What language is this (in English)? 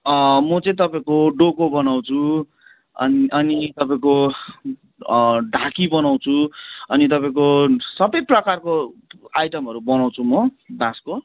Nepali